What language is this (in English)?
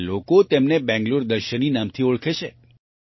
Gujarati